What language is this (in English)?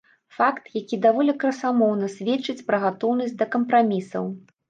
Belarusian